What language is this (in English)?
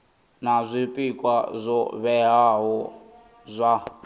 Venda